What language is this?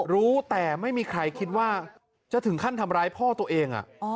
Thai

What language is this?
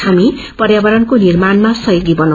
Nepali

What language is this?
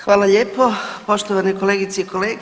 Croatian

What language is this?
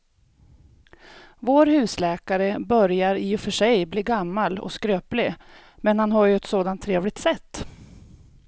Swedish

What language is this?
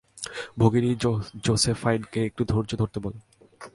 Bangla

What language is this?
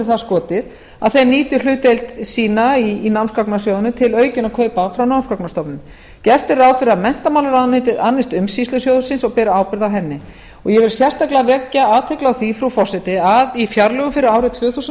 Icelandic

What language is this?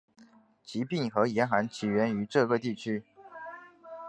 Chinese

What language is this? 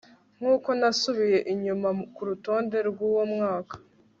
Kinyarwanda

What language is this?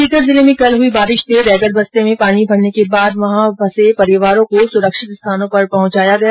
Hindi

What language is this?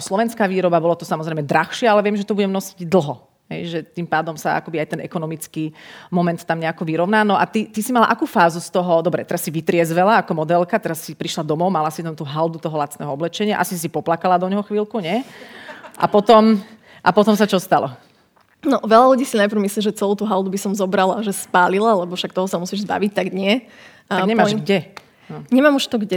Slovak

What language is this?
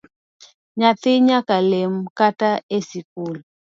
Luo (Kenya and Tanzania)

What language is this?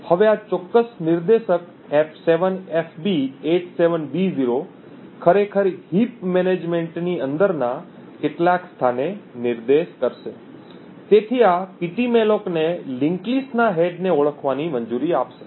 Gujarati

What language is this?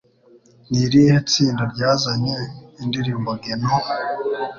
Kinyarwanda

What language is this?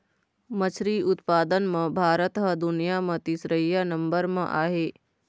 Chhattisgarhi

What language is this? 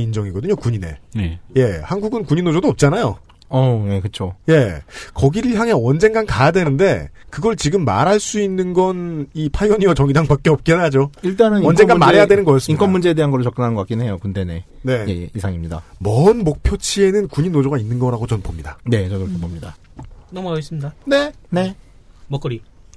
Korean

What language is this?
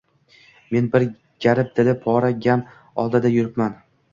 Uzbek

